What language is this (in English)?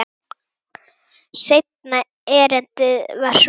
Icelandic